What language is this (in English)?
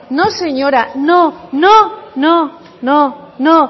Spanish